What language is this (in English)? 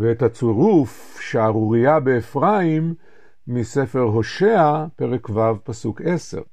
Hebrew